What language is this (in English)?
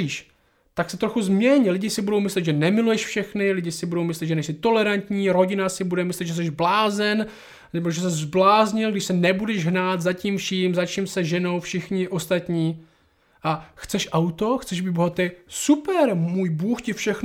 Czech